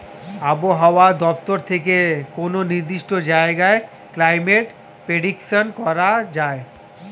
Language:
Bangla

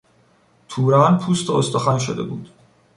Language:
Persian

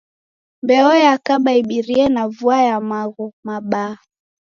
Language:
Taita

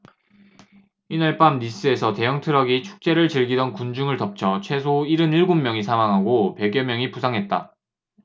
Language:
Korean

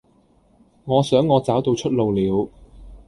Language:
Cantonese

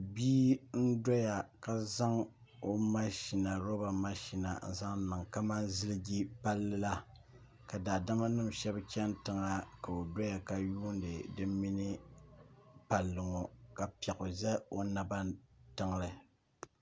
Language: Dagbani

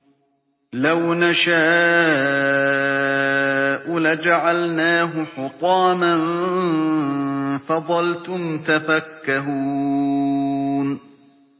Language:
Arabic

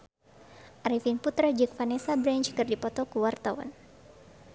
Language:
Sundanese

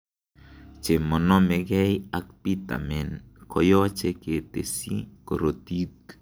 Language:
Kalenjin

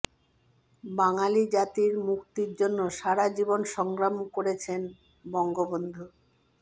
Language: Bangla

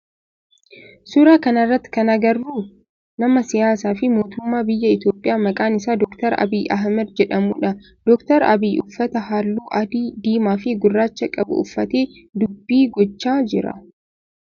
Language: Oromo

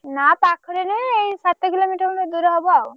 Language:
Odia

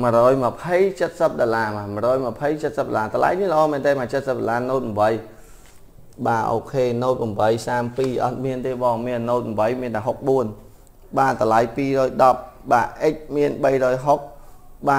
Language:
Vietnamese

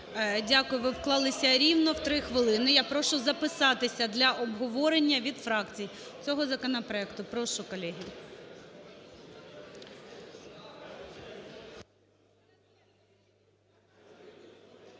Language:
Ukrainian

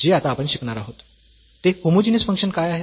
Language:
Marathi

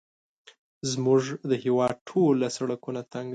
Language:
Pashto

